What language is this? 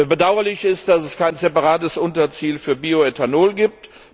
German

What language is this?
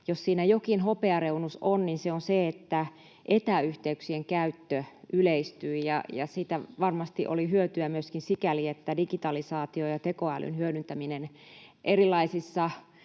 Finnish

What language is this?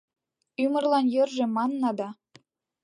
Mari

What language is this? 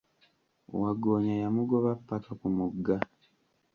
Ganda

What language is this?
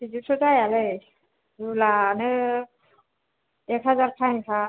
Bodo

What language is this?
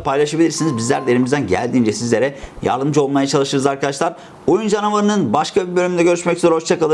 Turkish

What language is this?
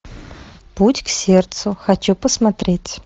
Russian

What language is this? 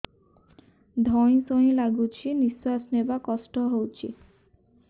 Odia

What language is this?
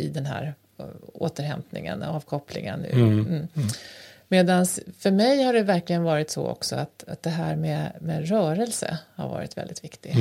Swedish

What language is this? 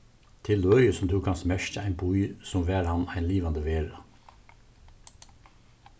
Faroese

